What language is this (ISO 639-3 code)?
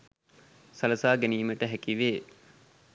sin